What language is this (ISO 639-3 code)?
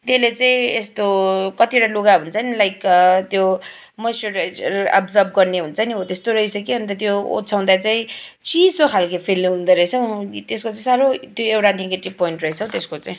nep